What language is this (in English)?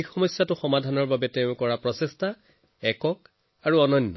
Assamese